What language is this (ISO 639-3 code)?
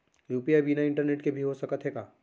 hne